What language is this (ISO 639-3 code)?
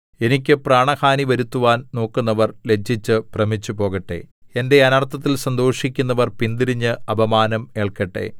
mal